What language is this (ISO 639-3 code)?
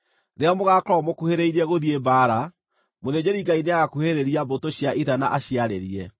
kik